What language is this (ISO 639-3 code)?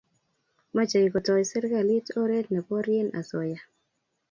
kln